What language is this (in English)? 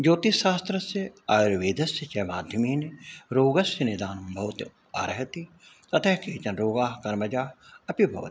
Sanskrit